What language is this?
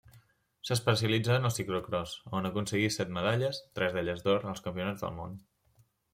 Catalan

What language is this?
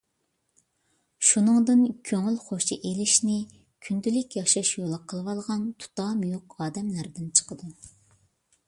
Uyghur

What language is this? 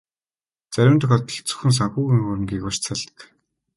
Mongolian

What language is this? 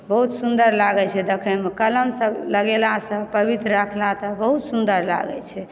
Maithili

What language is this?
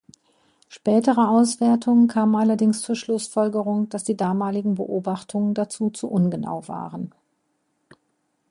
German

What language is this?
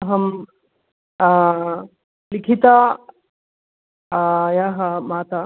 Sanskrit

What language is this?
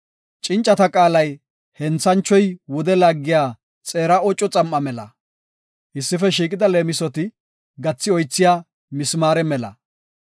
Gofa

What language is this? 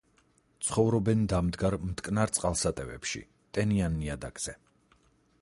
Georgian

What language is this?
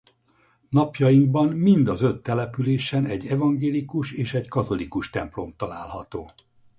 Hungarian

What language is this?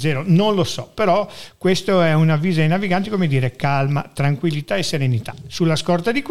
Italian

